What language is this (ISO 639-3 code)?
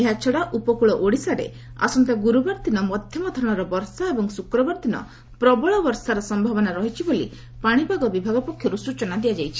ori